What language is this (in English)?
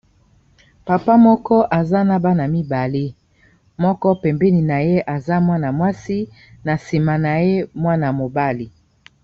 Lingala